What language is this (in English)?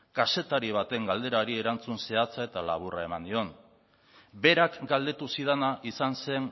Basque